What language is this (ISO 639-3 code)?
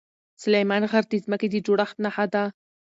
pus